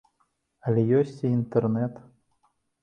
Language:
Belarusian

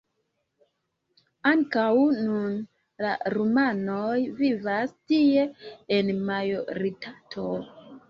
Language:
Esperanto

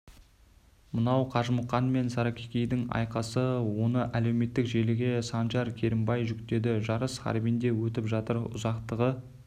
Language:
Kazakh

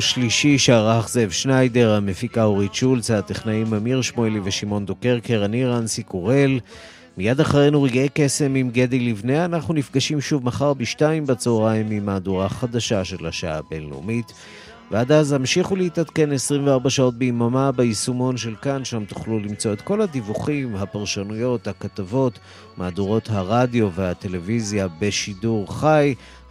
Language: Hebrew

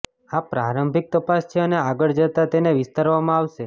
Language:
Gujarati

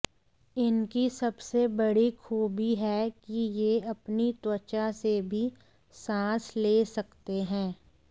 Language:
Hindi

